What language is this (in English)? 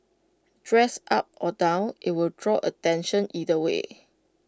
English